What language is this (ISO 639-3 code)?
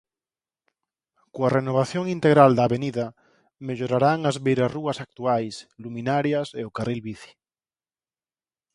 glg